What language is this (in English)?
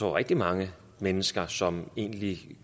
Danish